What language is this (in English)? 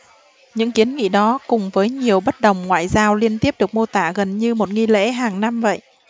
Vietnamese